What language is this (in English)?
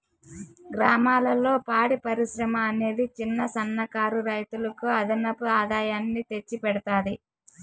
Telugu